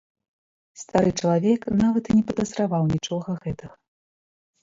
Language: Belarusian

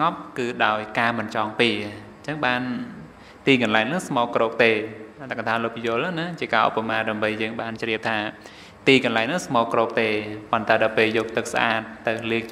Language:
Thai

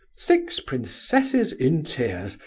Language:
English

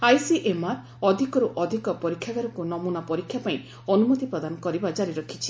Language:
Odia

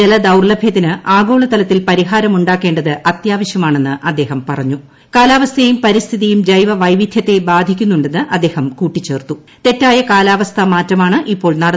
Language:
Malayalam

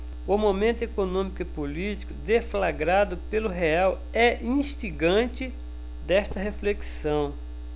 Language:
Portuguese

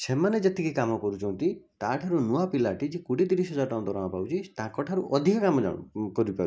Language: Odia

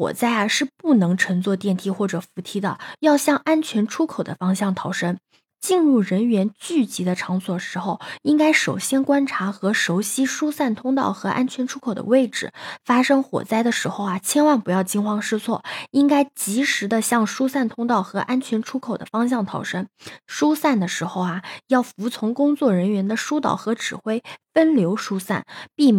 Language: Chinese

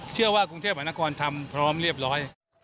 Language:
Thai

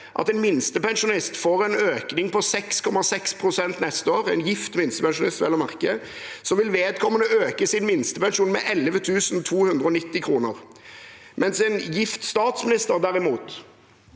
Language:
Norwegian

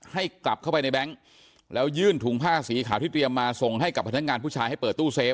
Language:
Thai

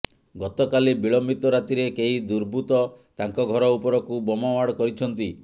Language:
Odia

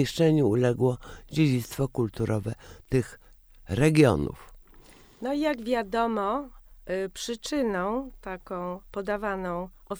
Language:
Polish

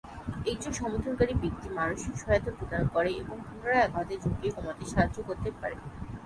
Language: Bangla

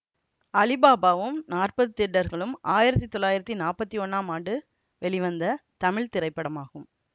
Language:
Tamil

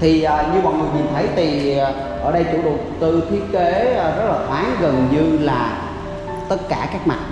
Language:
Vietnamese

